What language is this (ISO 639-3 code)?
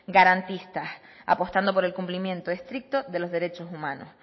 spa